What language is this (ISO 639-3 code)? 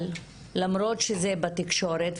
heb